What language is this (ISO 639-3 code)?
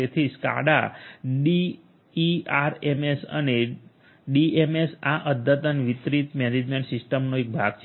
guj